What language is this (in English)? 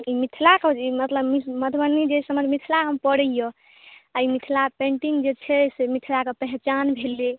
Maithili